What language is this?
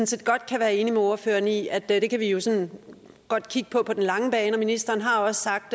Danish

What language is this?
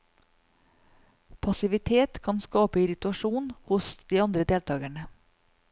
Norwegian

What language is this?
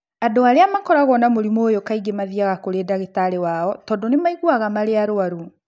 Kikuyu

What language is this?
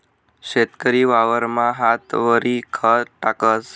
Marathi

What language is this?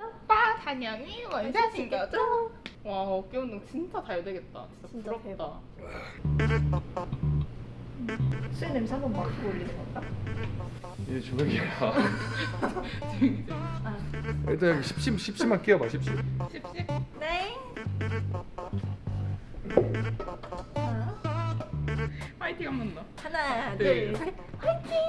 Korean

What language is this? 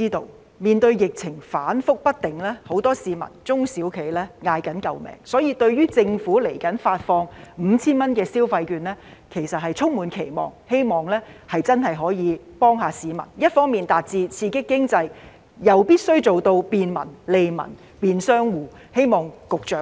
Cantonese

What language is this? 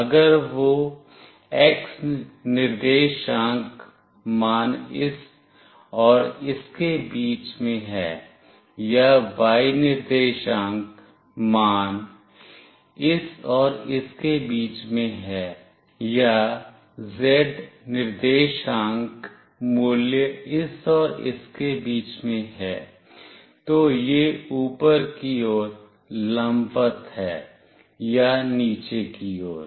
Hindi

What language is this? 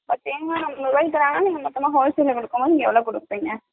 Tamil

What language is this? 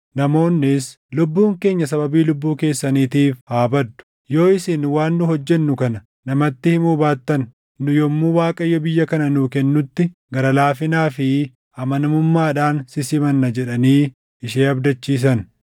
Oromo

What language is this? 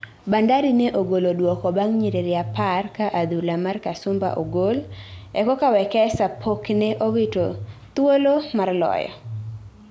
Luo (Kenya and Tanzania)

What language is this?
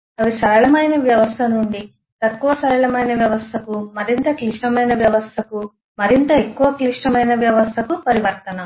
Telugu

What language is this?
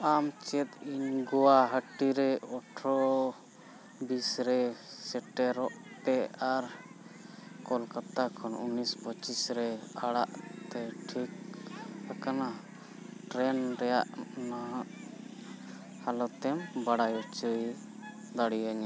Santali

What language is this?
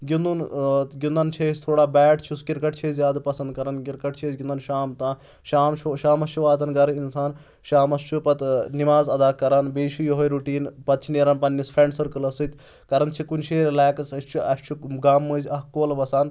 Kashmiri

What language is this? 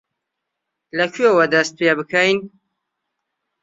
Central Kurdish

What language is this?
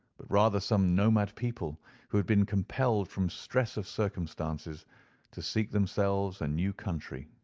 English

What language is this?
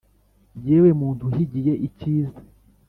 Kinyarwanda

